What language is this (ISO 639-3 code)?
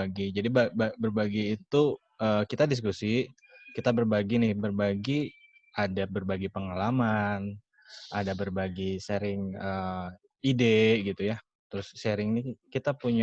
ind